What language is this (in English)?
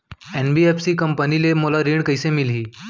Chhattisgarhi